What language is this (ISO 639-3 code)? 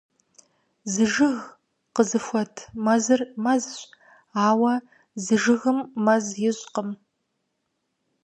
kbd